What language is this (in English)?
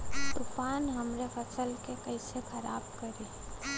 Bhojpuri